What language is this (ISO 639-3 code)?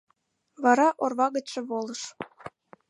chm